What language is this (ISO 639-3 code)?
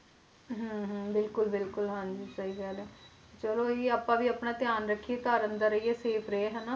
pan